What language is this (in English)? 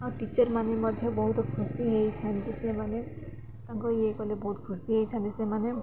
Odia